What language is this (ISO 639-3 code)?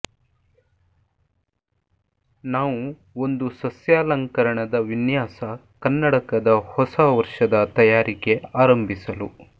kan